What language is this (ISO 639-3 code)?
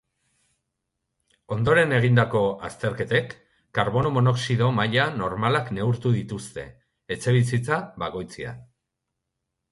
eus